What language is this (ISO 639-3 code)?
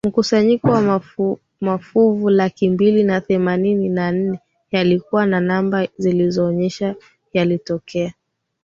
swa